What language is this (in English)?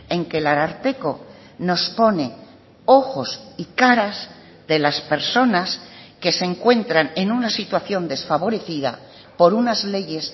Spanish